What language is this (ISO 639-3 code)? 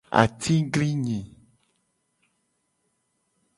gej